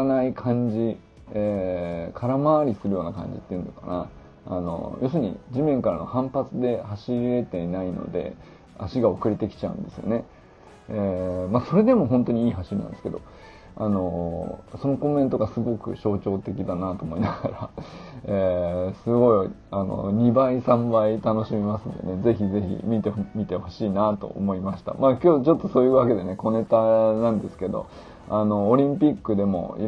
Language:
Japanese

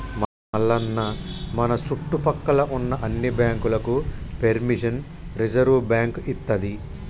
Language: Telugu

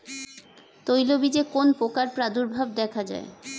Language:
Bangla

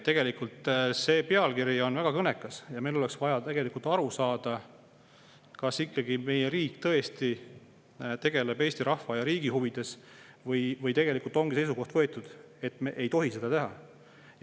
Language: Estonian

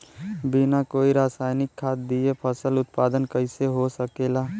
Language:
Bhojpuri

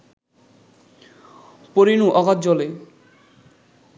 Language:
Bangla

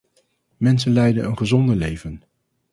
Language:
Dutch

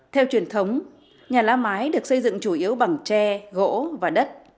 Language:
Vietnamese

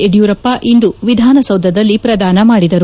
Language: Kannada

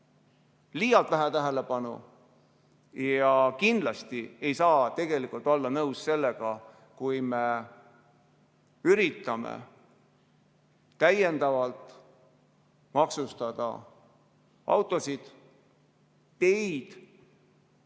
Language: Estonian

